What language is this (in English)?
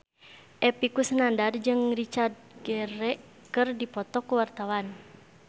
Sundanese